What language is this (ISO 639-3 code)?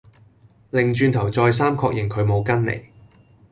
yue